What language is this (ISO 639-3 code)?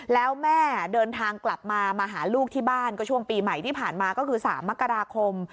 tha